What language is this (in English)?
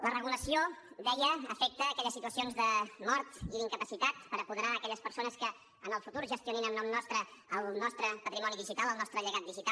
Catalan